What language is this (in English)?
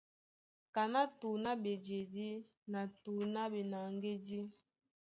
Duala